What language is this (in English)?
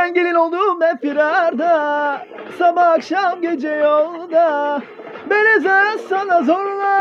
Turkish